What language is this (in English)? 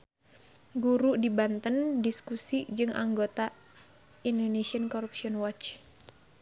Sundanese